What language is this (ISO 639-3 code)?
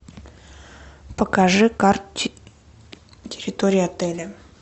rus